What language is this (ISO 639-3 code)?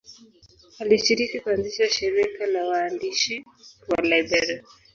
swa